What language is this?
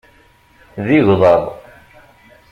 Kabyle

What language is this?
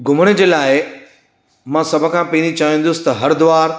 Sindhi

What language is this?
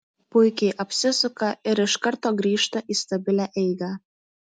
Lithuanian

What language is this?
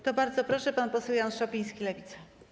Polish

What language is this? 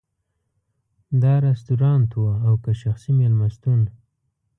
Pashto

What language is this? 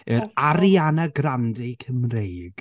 Welsh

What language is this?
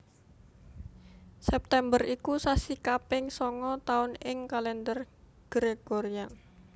Javanese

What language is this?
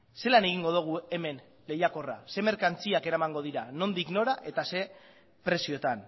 Basque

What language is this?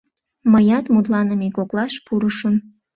Mari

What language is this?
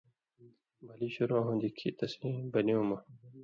Indus Kohistani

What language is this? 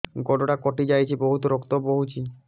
Odia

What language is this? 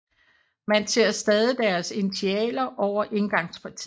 Danish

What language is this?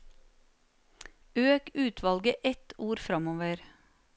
Norwegian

